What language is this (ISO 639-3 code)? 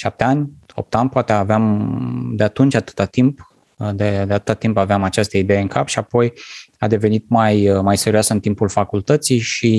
ron